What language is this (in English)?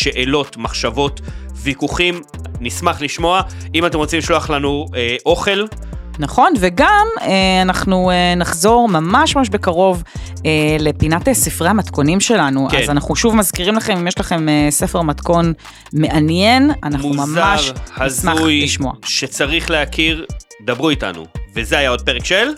Hebrew